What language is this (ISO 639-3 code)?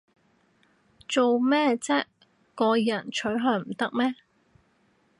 yue